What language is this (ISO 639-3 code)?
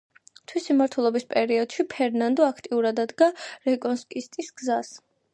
kat